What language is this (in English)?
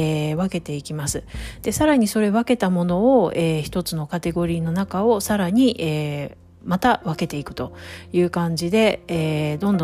Japanese